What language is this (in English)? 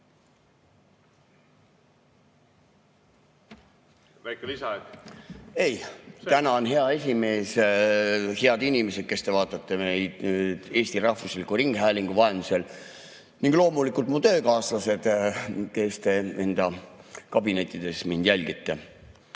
Estonian